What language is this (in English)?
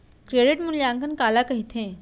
Chhattisgarhi